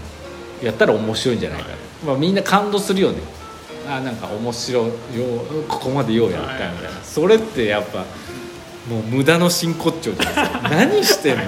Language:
Japanese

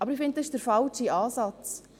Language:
Swiss German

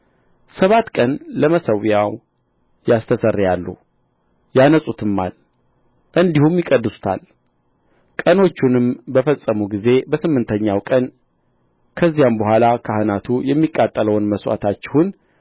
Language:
Amharic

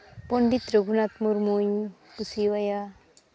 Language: Santali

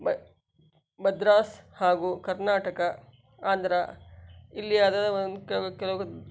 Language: Kannada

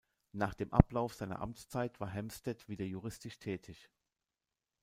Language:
German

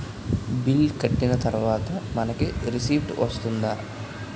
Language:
Telugu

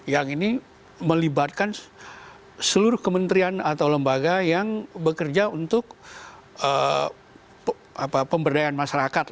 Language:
Indonesian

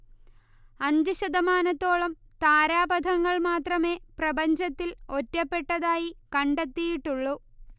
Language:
Malayalam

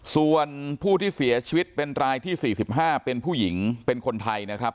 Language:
Thai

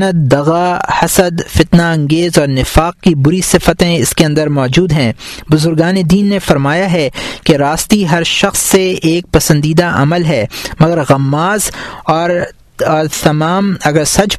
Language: Urdu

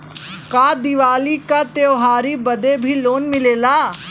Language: Bhojpuri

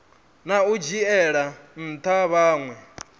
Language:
Venda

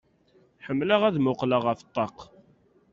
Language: Kabyle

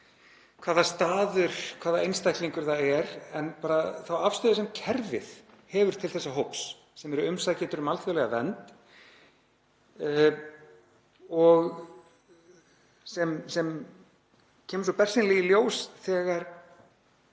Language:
Icelandic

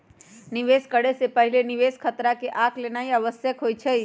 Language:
Magahi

